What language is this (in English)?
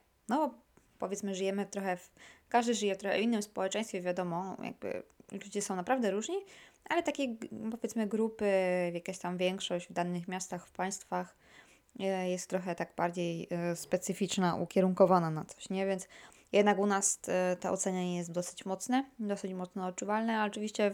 Polish